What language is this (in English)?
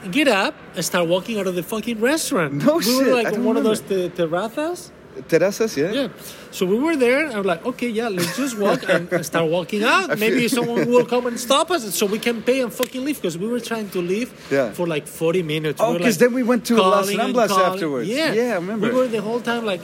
English